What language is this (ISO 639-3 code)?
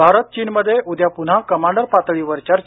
mar